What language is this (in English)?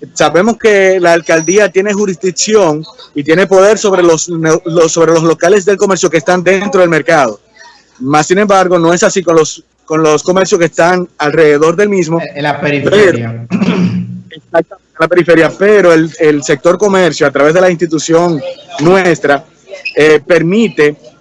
Spanish